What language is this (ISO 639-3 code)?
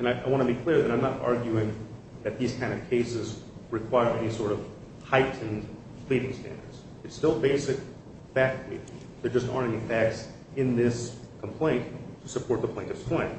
eng